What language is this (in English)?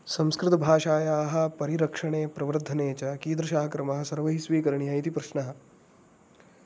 Sanskrit